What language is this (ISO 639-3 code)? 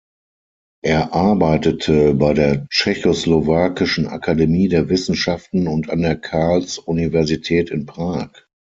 deu